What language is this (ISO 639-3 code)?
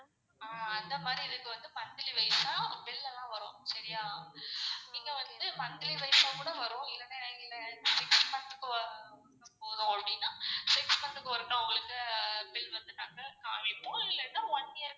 tam